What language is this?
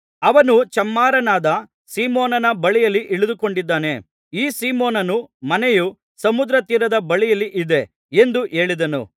Kannada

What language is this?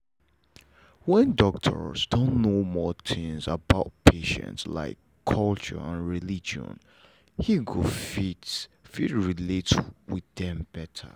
Nigerian Pidgin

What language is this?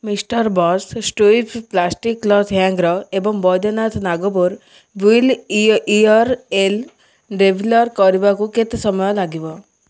Odia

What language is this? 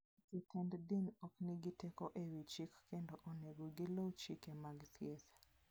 Luo (Kenya and Tanzania)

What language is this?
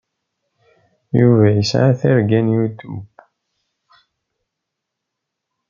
Kabyle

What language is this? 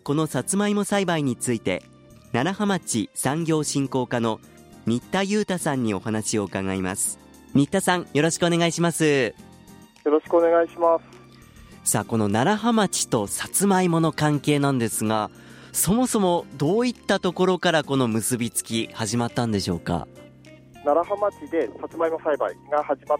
Japanese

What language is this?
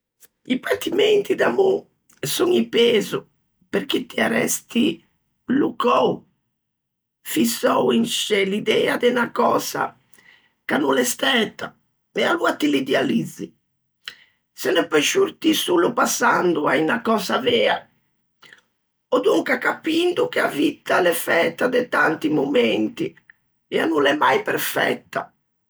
Ligurian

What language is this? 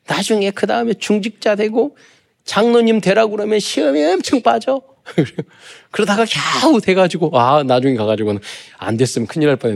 Korean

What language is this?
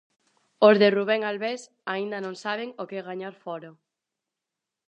Galician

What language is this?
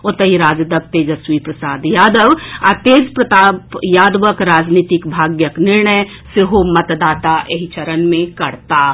Maithili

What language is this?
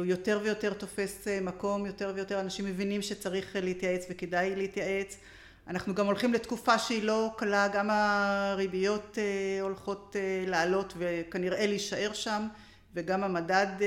Hebrew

